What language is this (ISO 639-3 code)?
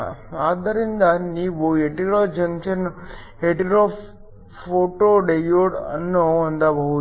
kan